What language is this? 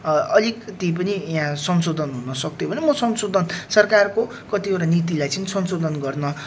Nepali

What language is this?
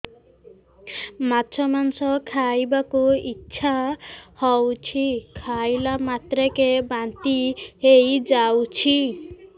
Odia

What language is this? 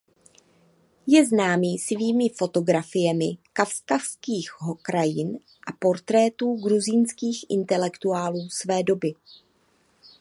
Czech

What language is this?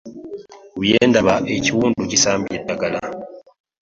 Ganda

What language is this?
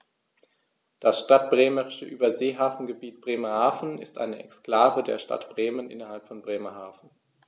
German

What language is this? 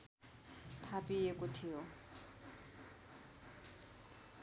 Nepali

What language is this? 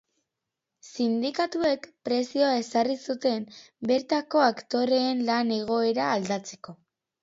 Basque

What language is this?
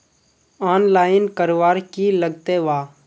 Magahi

